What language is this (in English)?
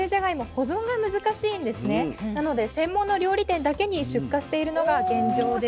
Japanese